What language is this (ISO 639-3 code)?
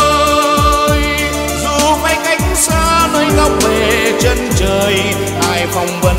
vie